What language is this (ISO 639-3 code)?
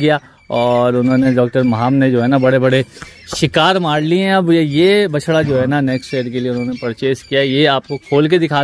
hin